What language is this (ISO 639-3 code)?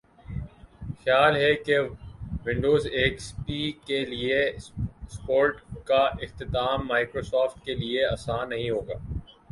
urd